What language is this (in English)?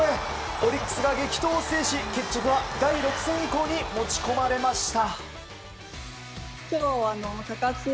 Japanese